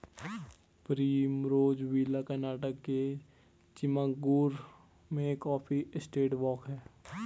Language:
Hindi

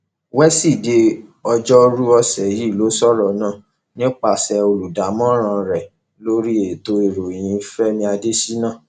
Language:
Yoruba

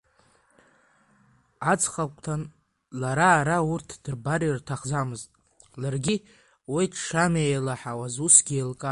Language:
Abkhazian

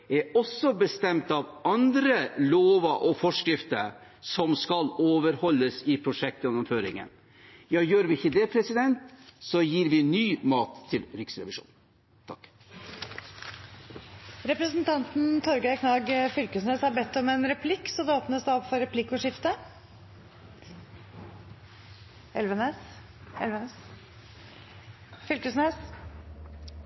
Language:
Norwegian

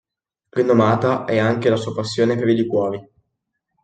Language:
Italian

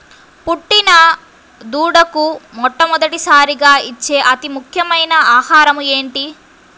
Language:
Telugu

